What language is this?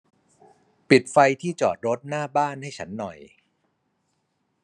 Thai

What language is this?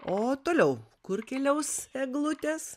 Lithuanian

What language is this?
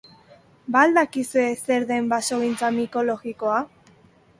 Basque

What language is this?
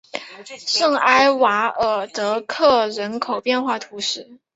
Chinese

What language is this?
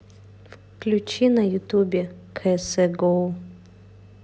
Russian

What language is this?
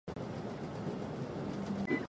Chinese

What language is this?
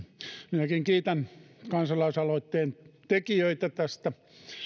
Finnish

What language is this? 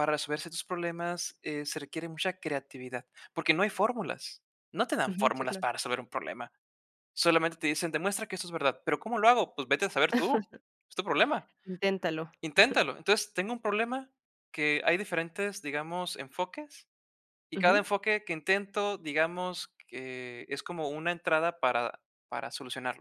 Spanish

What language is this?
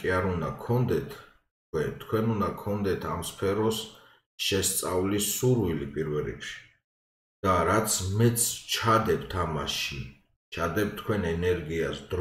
Romanian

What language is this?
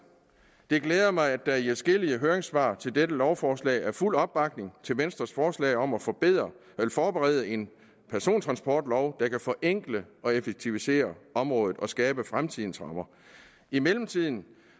Danish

